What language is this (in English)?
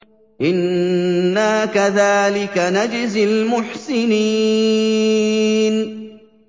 Arabic